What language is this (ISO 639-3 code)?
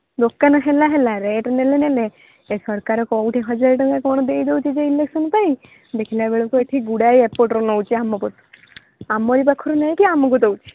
ori